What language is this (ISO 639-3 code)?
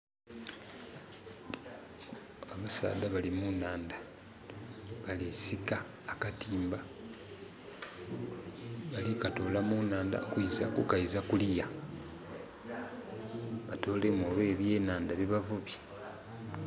xog